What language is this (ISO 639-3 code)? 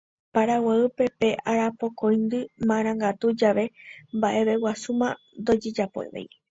grn